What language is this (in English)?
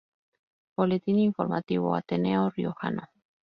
Spanish